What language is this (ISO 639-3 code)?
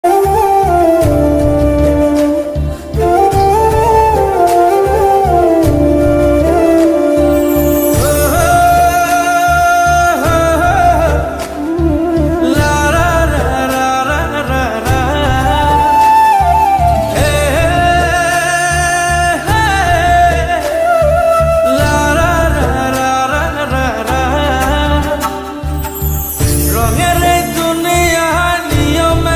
ara